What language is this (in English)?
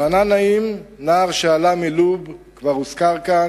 Hebrew